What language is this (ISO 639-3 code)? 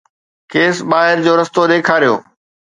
snd